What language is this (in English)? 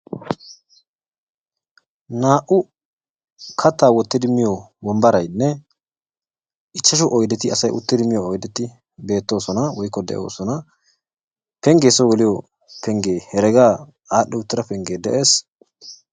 Wolaytta